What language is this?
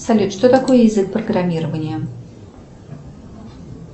Russian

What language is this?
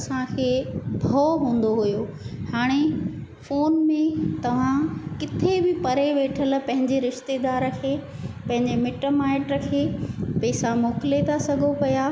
Sindhi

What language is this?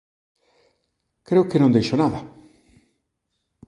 Galician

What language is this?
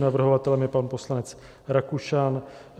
Czech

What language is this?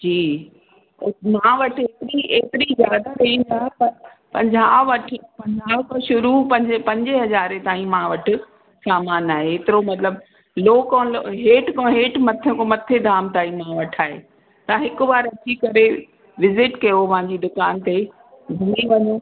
Sindhi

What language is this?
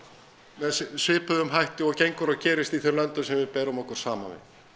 Icelandic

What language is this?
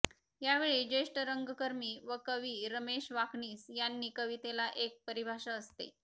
Marathi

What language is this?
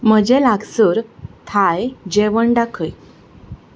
Konkani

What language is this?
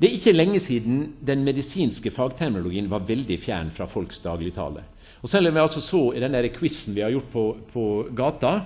Norwegian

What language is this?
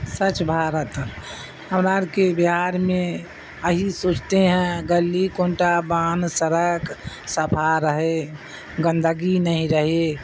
Urdu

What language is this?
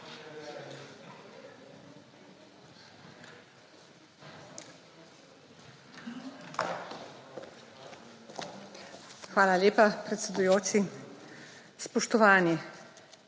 Slovenian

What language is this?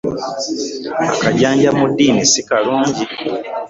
Ganda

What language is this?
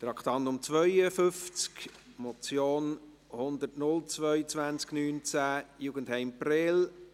Swiss German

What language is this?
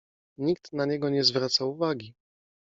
Polish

